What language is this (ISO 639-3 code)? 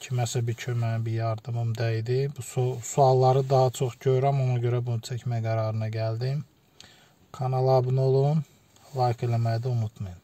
tur